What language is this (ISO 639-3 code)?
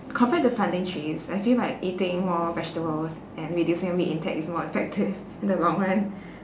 eng